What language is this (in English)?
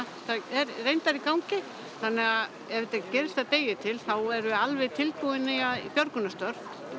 Icelandic